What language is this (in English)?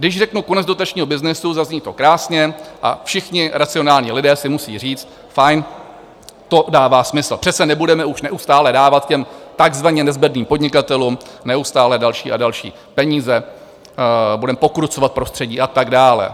Czech